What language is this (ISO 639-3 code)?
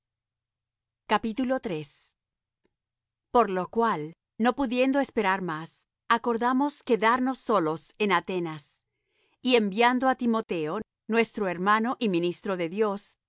spa